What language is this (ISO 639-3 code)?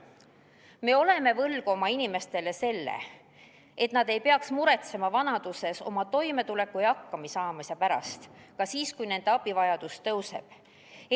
est